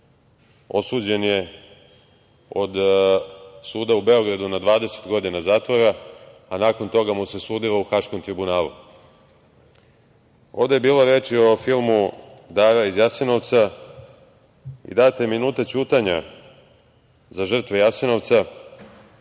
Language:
Serbian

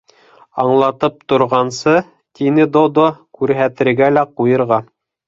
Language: Bashkir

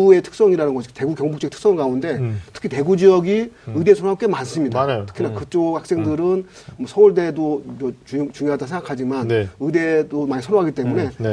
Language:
Korean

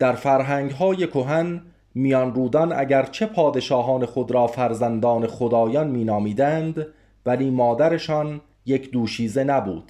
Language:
Persian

